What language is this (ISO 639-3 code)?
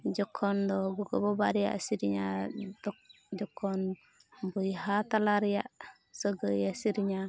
sat